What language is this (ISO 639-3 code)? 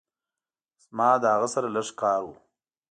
pus